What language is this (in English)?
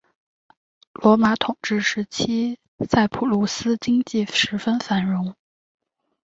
Chinese